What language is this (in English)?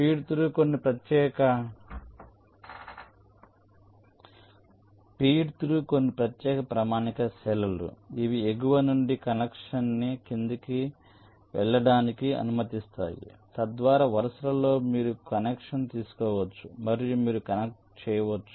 Telugu